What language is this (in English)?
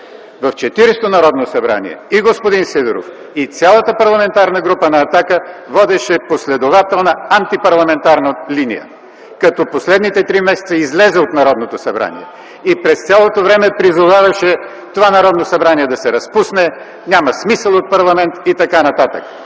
Bulgarian